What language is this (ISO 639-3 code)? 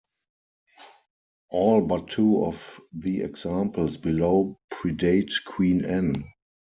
eng